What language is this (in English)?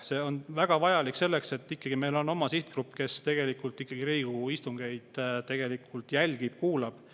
Estonian